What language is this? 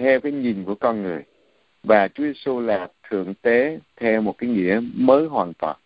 Vietnamese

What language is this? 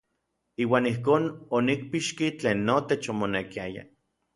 Orizaba Nahuatl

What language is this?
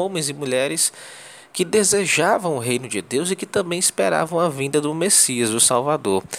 Portuguese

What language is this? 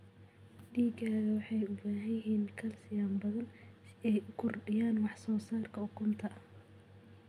Somali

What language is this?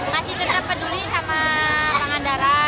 Indonesian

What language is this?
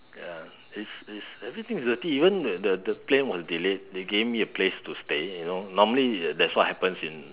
English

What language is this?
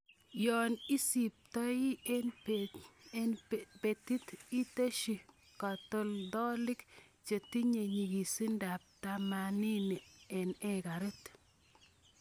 Kalenjin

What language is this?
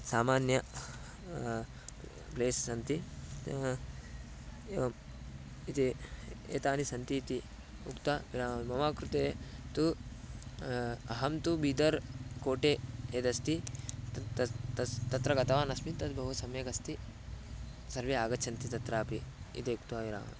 Sanskrit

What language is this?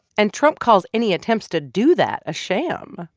English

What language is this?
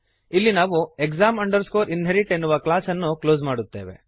Kannada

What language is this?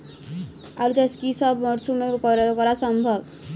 Bangla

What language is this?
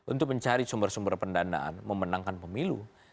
Indonesian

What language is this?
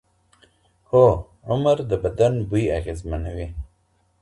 Pashto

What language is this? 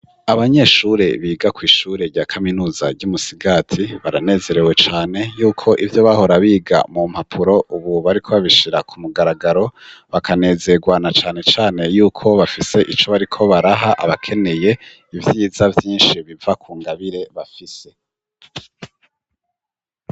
Rundi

